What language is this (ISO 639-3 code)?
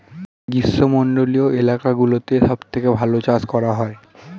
ben